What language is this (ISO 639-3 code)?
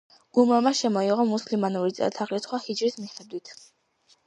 kat